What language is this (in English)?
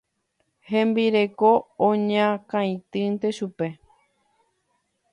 Guarani